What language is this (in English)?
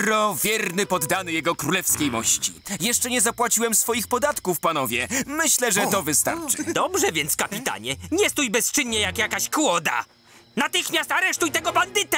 Polish